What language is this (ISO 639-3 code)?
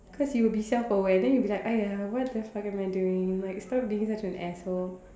eng